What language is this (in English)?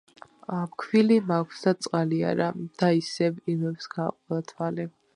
Georgian